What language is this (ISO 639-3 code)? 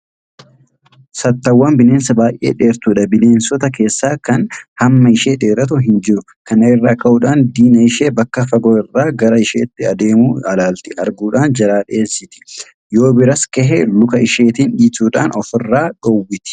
orm